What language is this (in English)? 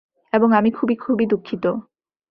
Bangla